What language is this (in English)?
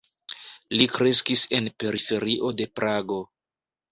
Esperanto